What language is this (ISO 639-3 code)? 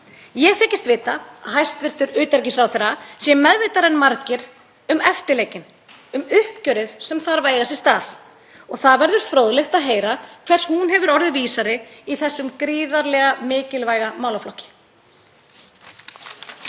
isl